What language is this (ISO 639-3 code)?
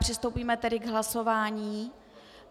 ces